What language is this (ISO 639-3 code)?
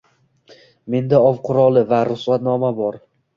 uzb